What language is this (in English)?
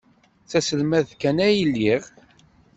Kabyle